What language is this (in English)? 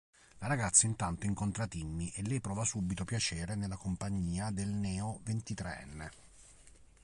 Italian